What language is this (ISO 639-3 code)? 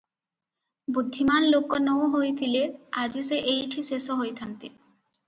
ori